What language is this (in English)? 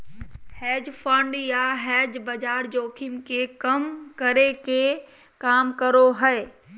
Magahi